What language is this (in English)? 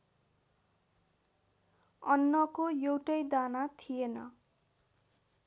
Nepali